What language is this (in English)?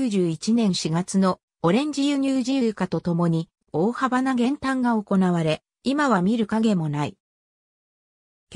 Japanese